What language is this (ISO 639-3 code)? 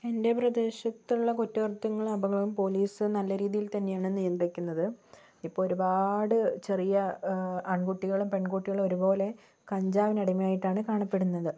mal